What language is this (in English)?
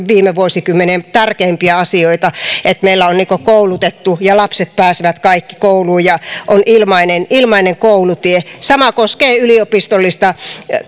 Finnish